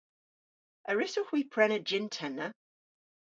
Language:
Cornish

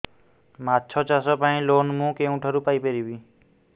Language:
Odia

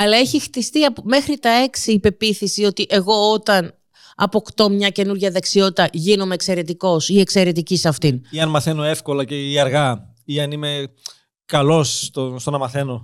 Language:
Greek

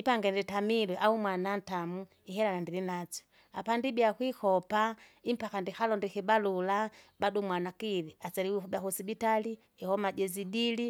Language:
Kinga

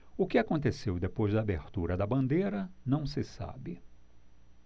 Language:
Portuguese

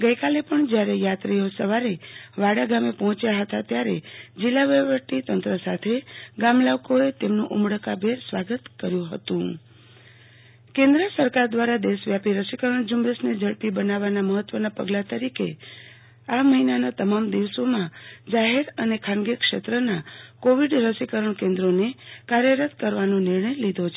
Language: Gujarati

